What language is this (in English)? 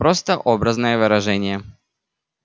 Russian